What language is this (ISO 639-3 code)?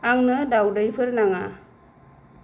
brx